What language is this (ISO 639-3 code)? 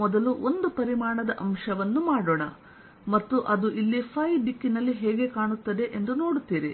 kan